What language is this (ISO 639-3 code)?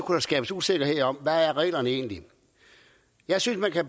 dan